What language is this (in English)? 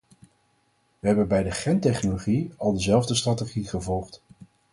Dutch